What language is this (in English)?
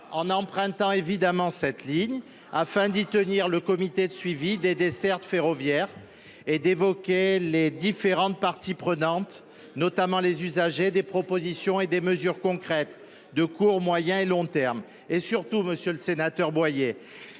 French